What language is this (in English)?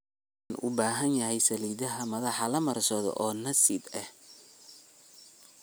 Somali